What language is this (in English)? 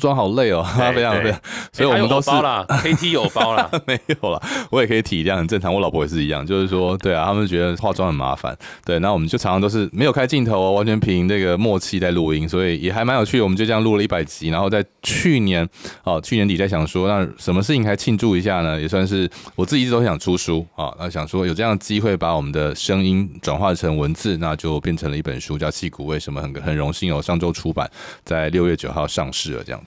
Chinese